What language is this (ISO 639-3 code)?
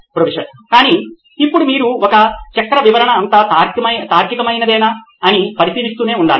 tel